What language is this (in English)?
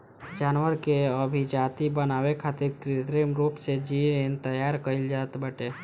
Bhojpuri